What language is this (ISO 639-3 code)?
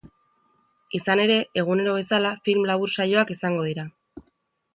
eus